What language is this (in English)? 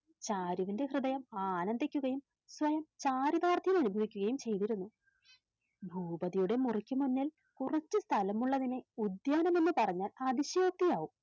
Malayalam